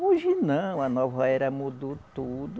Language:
Portuguese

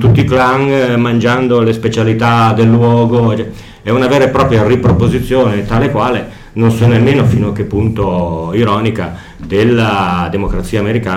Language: Italian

